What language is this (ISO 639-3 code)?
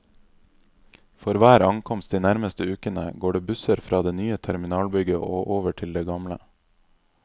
nor